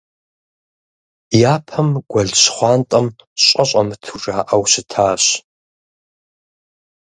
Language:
Kabardian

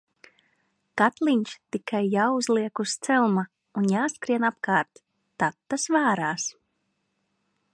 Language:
Latvian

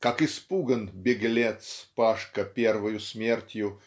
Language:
Russian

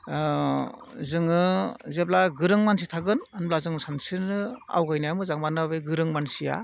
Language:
Bodo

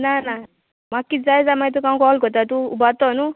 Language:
Konkani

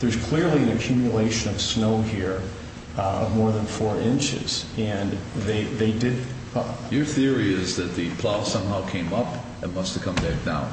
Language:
English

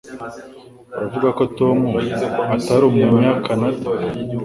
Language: Kinyarwanda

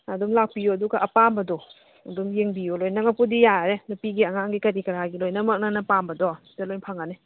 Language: Manipuri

